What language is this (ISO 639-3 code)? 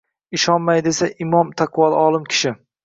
uzb